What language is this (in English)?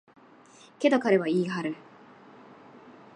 Japanese